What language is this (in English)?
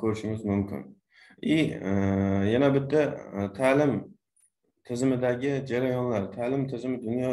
Turkish